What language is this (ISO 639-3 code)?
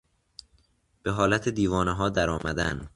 fas